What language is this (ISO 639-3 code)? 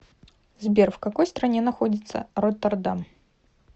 rus